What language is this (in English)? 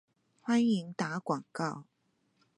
Chinese